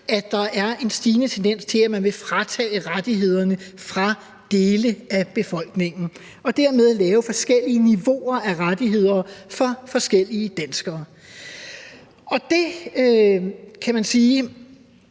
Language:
Danish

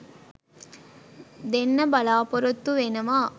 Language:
Sinhala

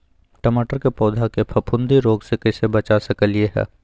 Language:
Magahi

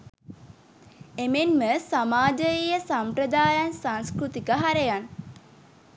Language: Sinhala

